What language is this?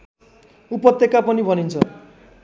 Nepali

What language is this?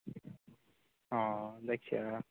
Bodo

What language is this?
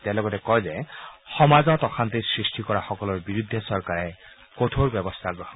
Assamese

